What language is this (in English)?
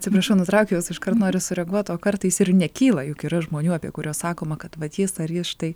Lithuanian